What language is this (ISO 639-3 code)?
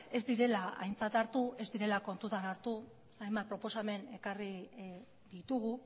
eus